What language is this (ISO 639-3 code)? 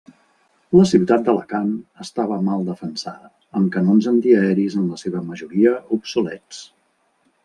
cat